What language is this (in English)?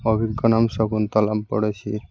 Bangla